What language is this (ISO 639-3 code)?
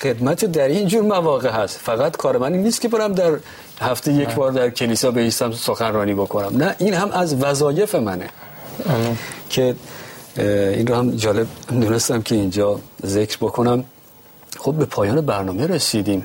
fas